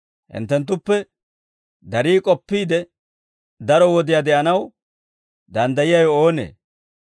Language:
Dawro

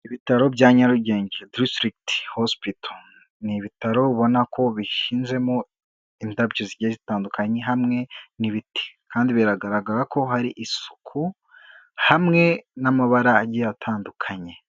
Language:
Kinyarwanda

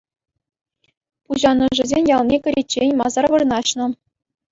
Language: Chuvash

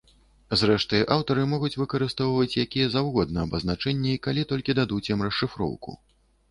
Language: Belarusian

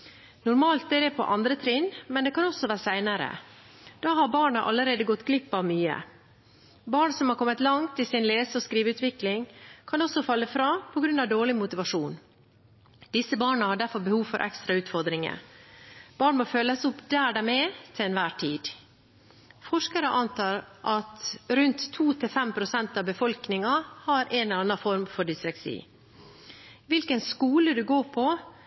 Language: Norwegian Bokmål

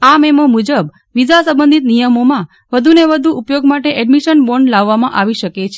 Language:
Gujarati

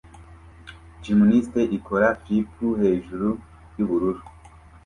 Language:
Kinyarwanda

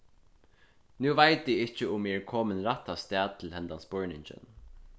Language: Faroese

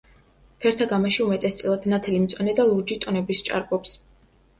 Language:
Georgian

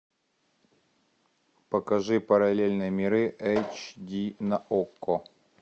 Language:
Russian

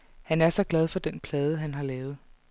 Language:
Danish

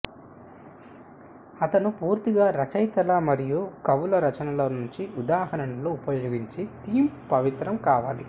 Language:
Telugu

